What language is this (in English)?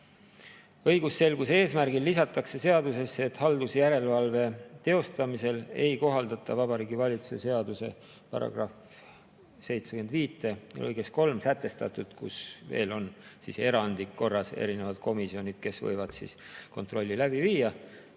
Estonian